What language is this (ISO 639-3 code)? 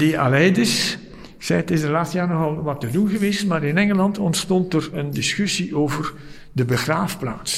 nld